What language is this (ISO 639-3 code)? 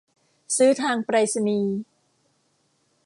tha